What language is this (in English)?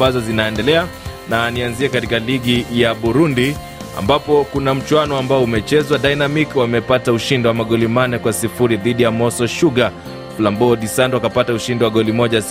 Swahili